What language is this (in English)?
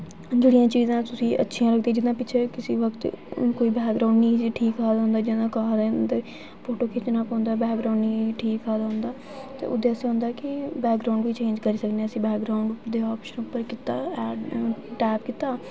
Dogri